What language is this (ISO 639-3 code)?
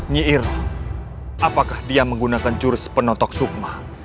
ind